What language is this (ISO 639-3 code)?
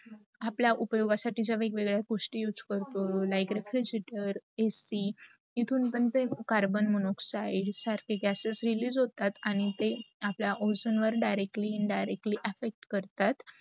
mar